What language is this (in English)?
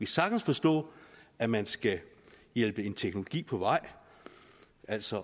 Danish